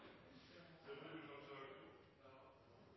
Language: Norwegian Nynorsk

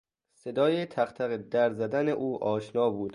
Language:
Persian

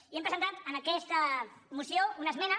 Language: Catalan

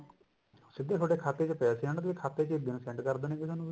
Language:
Punjabi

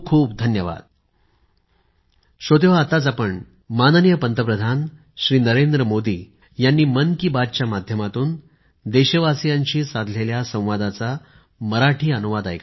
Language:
Marathi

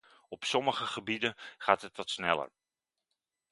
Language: Dutch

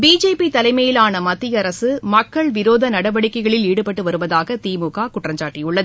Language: Tamil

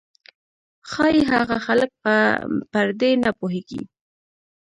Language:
Pashto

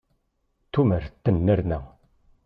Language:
Kabyle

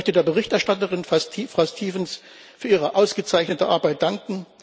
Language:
German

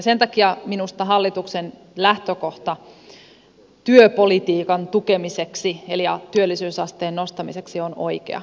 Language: Finnish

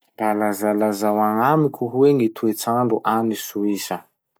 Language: Masikoro Malagasy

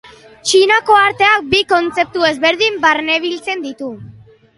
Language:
Basque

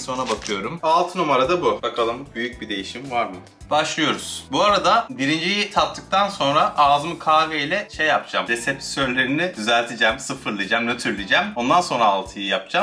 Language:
Turkish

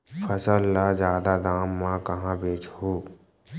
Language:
Chhattisgarhi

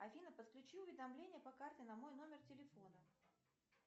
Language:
Russian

